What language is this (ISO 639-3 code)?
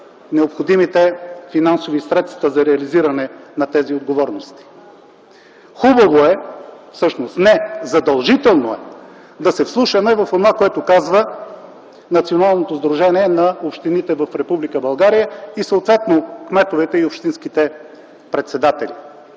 bul